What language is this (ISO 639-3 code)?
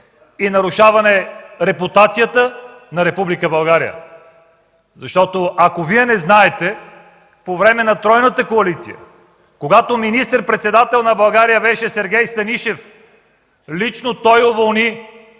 bul